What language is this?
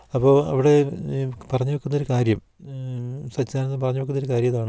Malayalam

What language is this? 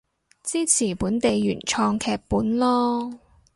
Cantonese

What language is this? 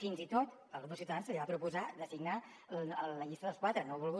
Catalan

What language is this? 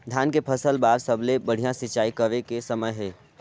Chhattisgarhi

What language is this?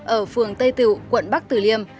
Vietnamese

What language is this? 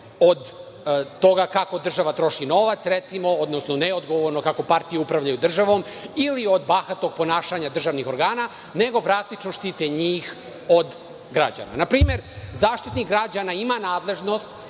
Serbian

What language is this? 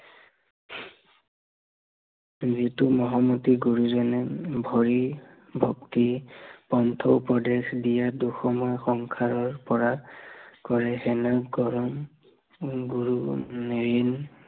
Assamese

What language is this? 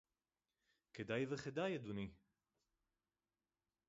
Hebrew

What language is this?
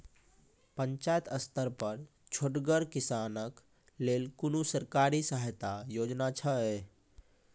Maithili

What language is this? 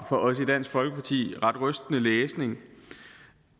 Danish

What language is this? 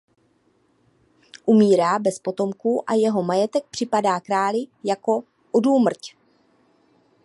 Czech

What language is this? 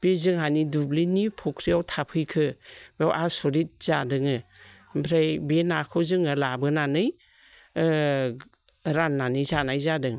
Bodo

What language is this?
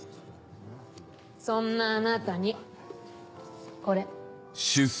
Japanese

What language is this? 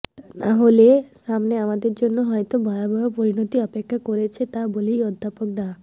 Bangla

